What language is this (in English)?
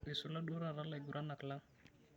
Masai